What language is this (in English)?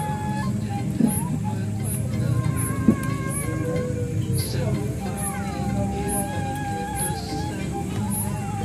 Indonesian